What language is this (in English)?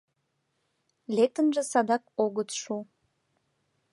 Mari